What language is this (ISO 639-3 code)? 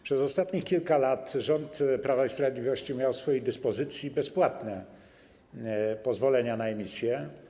pol